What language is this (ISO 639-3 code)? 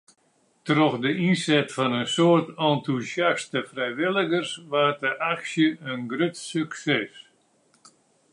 fry